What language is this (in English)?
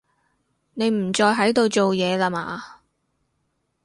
Cantonese